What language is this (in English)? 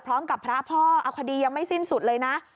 Thai